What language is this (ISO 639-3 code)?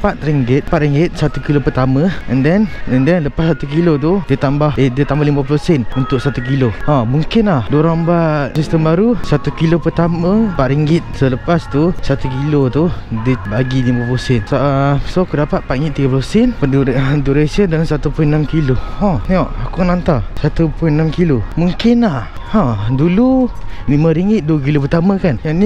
msa